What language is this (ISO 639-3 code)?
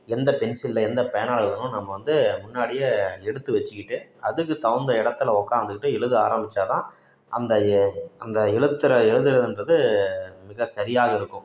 tam